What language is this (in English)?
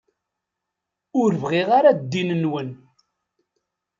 Kabyle